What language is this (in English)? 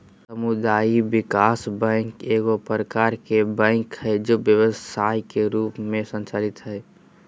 Magahi